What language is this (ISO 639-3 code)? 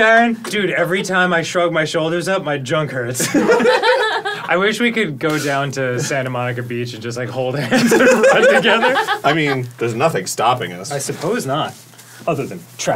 eng